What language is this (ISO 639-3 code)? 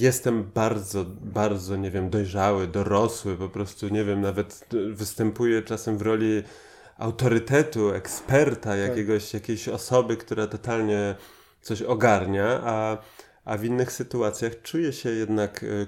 pol